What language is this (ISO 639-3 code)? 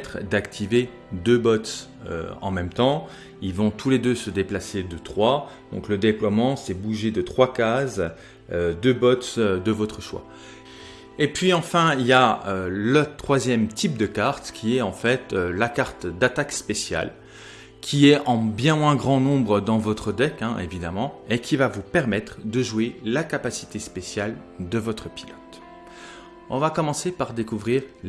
fra